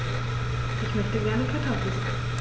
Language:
German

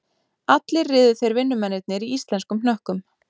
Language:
Icelandic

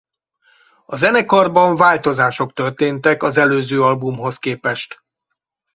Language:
Hungarian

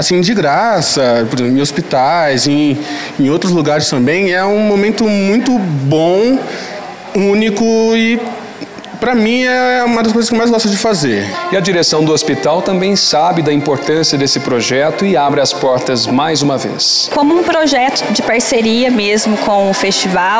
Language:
Portuguese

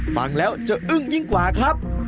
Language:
Thai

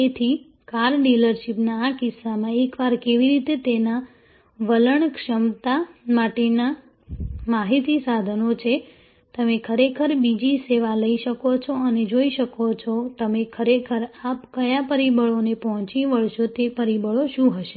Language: Gujarati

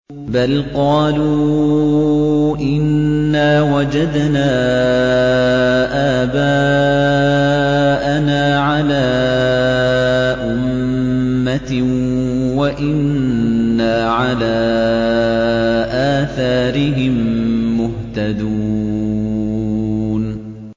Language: Arabic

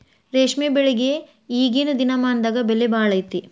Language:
Kannada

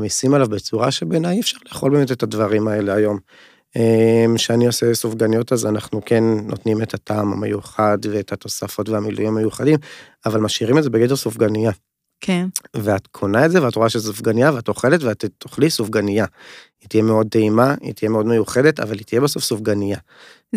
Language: Hebrew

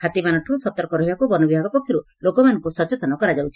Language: Odia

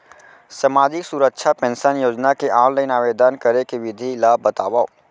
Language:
Chhattisgarhi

